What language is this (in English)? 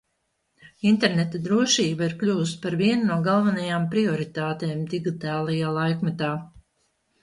Latvian